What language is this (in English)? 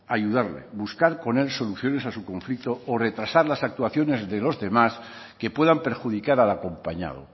Spanish